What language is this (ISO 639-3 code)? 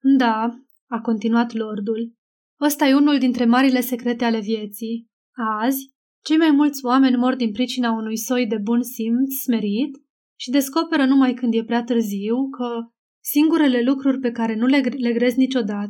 ron